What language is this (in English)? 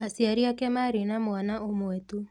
Kikuyu